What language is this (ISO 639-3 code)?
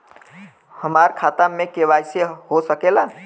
bho